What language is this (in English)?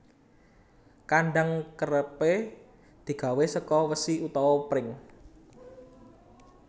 Javanese